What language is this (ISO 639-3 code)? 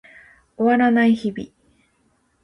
jpn